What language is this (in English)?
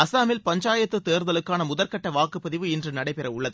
Tamil